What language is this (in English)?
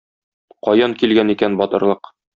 Tatar